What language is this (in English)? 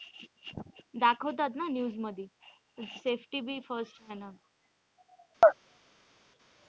Marathi